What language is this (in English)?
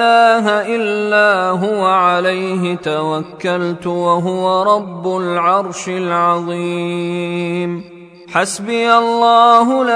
Arabic